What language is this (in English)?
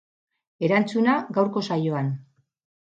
Basque